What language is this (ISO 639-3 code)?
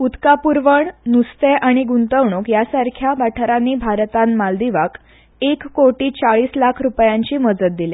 kok